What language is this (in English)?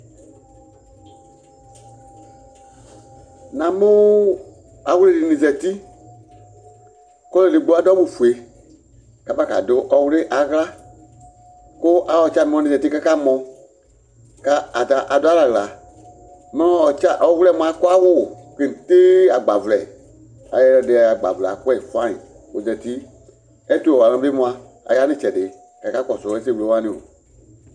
Ikposo